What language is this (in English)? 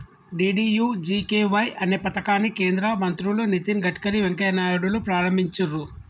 Telugu